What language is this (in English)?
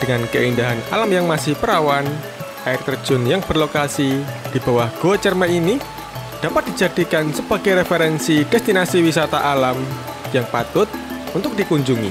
Indonesian